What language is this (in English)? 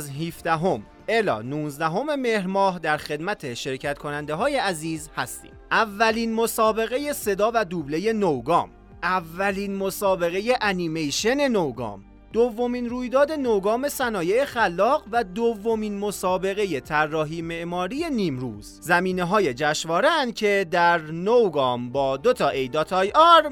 Persian